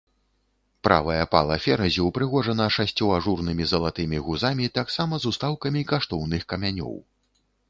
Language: Belarusian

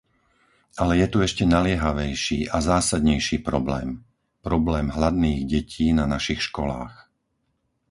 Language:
Slovak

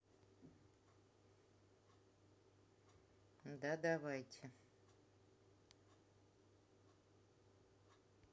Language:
Russian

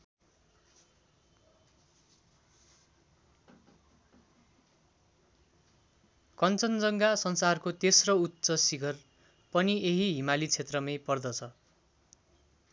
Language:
Nepali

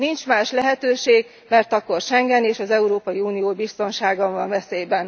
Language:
Hungarian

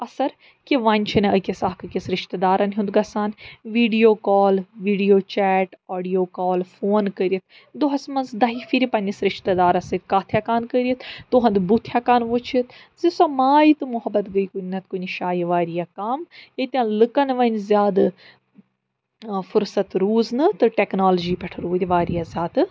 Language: Kashmiri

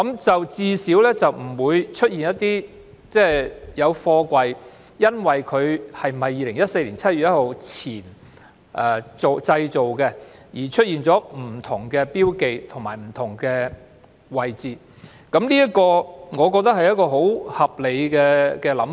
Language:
Cantonese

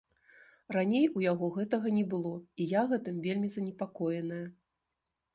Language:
Belarusian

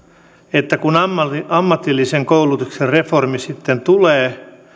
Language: Finnish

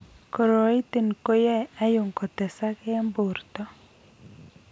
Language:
Kalenjin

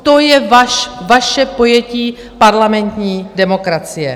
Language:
Czech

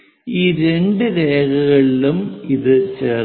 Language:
Malayalam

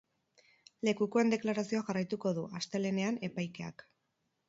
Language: Basque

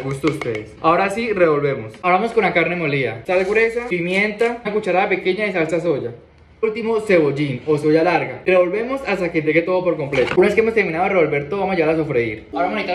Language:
Spanish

